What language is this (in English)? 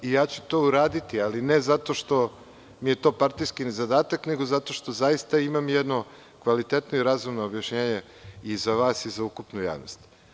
Serbian